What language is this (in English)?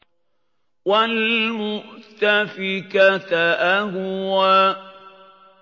Arabic